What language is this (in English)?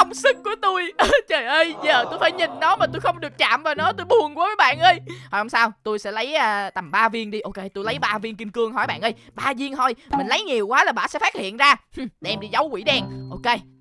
Vietnamese